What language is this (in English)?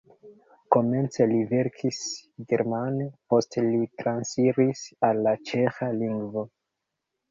Esperanto